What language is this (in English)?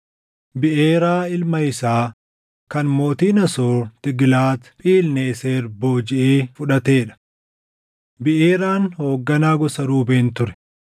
Oromo